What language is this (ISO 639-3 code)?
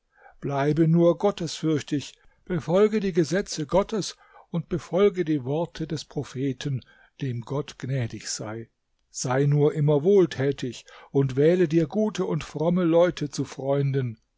deu